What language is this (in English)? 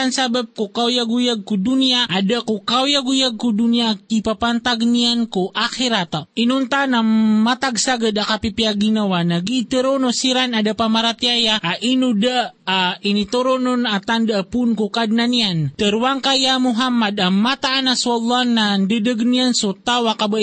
Filipino